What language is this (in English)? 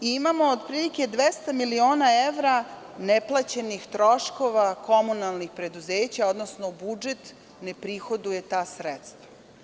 Serbian